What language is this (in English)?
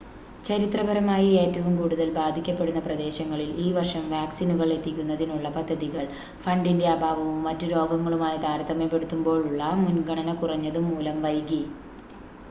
Malayalam